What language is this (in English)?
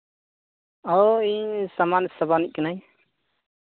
Santali